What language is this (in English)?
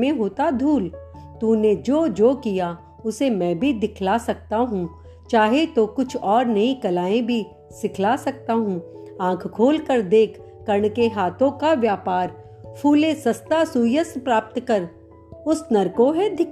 Hindi